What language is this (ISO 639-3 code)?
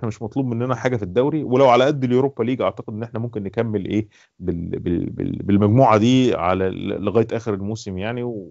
ara